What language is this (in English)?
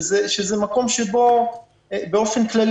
Hebrew